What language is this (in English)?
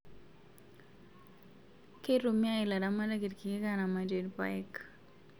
Masai